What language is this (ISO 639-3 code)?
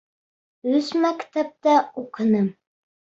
bak